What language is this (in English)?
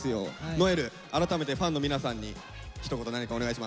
Japanese